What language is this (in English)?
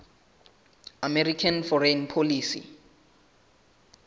Southern Sotho